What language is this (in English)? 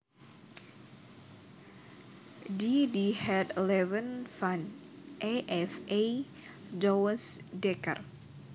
Javanese